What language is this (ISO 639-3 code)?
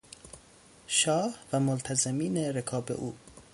fas